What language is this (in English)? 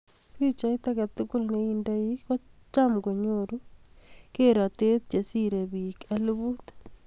Kalenjin